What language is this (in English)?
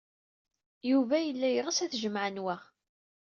Kabyle